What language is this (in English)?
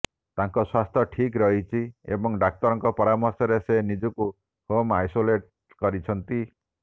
Odia